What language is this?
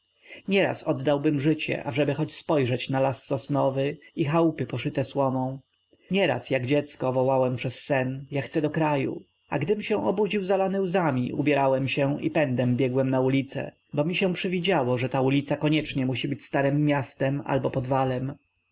Polish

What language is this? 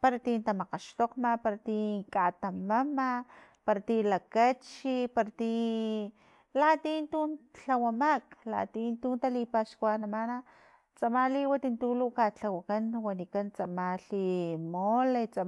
Filomena Mata-Coahuitlán Totonac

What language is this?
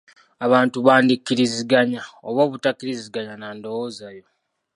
Ganda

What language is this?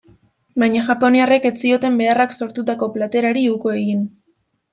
Basque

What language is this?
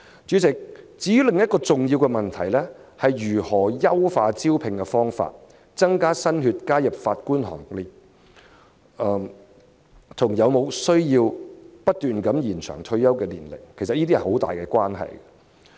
Cantonese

